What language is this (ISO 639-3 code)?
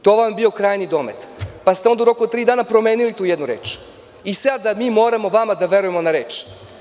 srp